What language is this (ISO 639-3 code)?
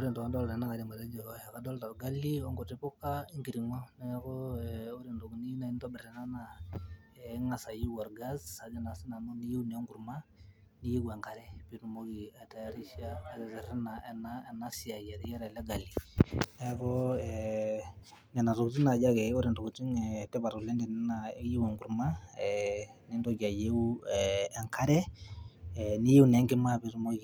mas